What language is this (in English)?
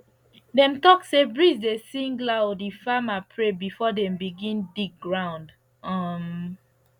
Nigerian Pidgin